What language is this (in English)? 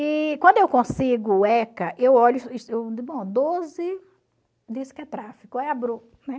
Portuguese